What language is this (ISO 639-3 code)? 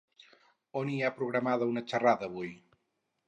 cat